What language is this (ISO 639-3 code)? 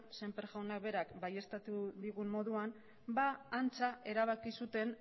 eus